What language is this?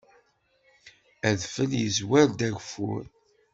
Kabyle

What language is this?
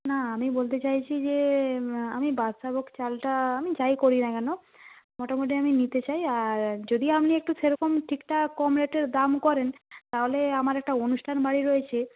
Bangla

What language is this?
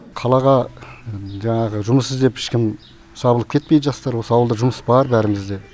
Kazakh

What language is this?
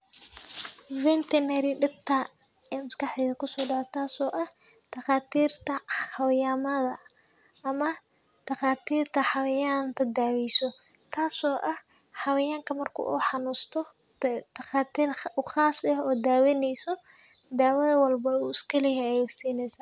Somali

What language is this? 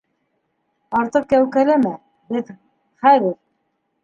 Bashkir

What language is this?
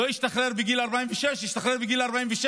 Hebrew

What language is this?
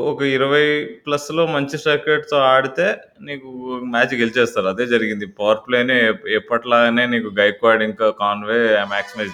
Telugu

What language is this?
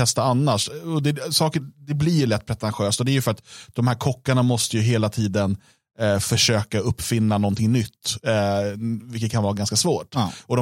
Swedish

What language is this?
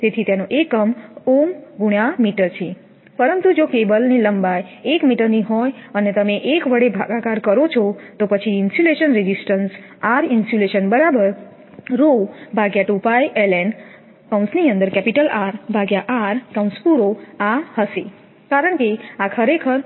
Gujarati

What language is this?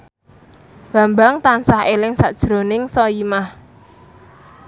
Javanese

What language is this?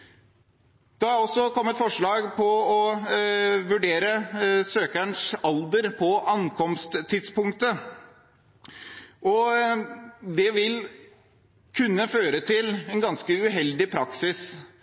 Norwegian Bokmål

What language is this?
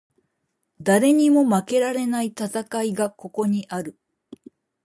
Japanese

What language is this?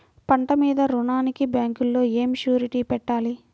Telugu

